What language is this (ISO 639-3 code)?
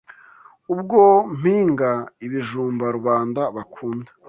kin